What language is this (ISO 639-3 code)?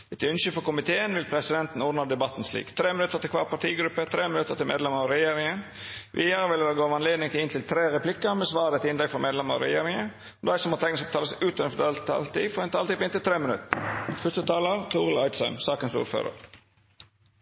nno